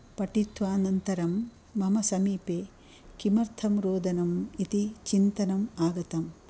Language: Sanskrit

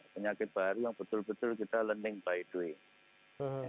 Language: Indonesian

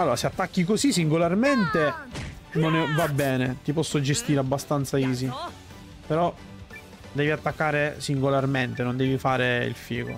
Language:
Italian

